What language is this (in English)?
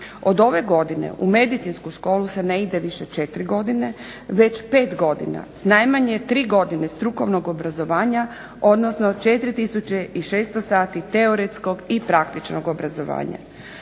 Croatian